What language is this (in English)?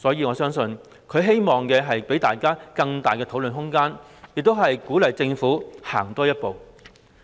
Cantonese